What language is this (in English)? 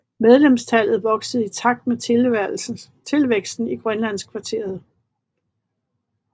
Danish